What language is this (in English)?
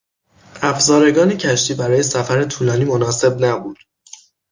Persian